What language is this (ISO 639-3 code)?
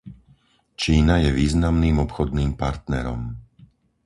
slk